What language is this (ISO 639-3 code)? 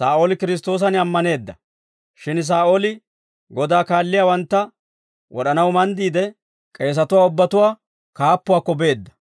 dwr